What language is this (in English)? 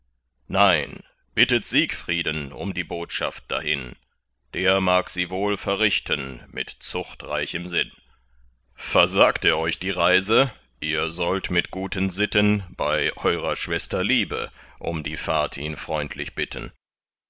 German